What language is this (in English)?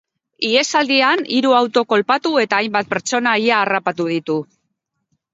Basque